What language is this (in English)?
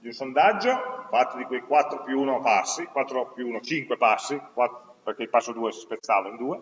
Italian